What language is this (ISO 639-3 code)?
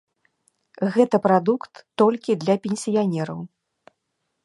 bel